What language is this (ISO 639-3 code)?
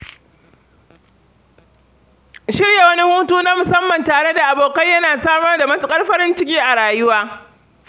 hau